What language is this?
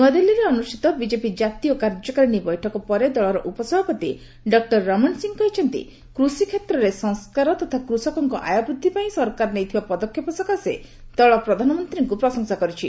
Odia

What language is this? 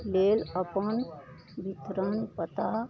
Maithili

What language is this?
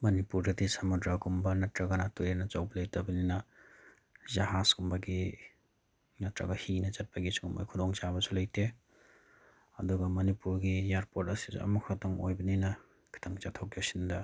Manipuri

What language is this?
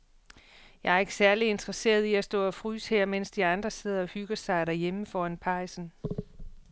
Danish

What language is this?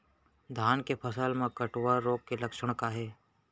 Chhattisgarhi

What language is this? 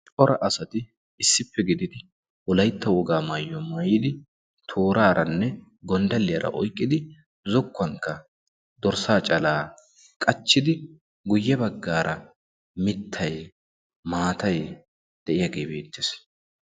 Wolaytta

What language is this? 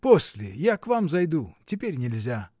Russian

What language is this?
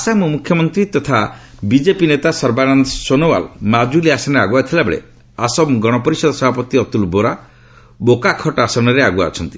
Odia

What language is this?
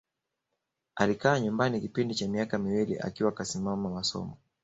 Swahili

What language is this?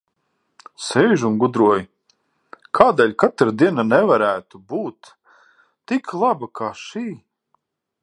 Latvian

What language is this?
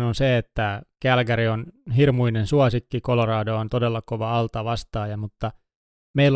Finnish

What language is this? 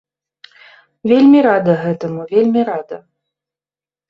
Belarusian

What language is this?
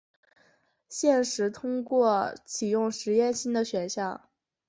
Chinese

